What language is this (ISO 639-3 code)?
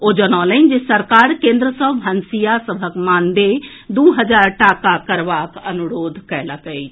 mai